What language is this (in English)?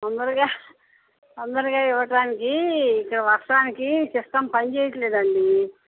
Telugu